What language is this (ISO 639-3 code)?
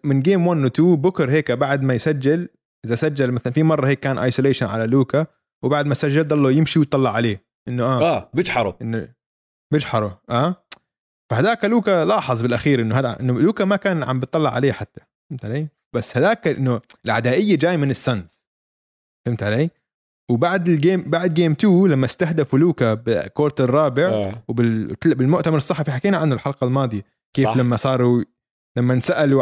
ara